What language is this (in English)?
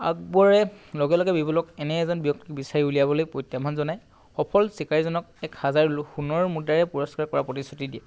Assamese